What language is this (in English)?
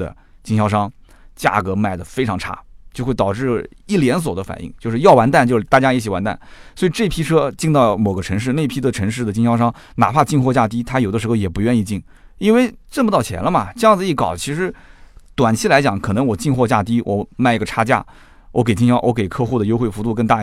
Chinese